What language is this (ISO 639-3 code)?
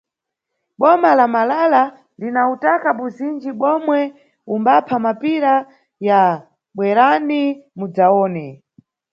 nyu